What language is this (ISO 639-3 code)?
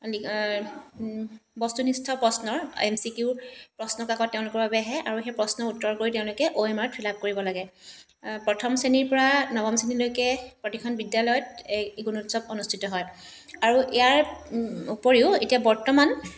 asm